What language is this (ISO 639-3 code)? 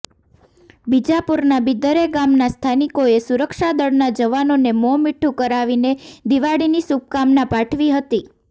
guj